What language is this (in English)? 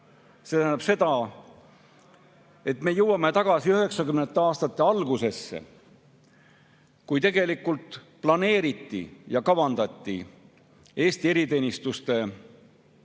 Estonian